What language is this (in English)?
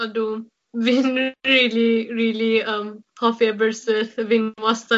Welsh